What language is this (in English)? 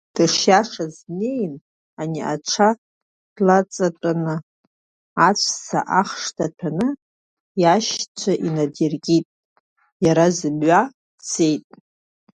Abkhazian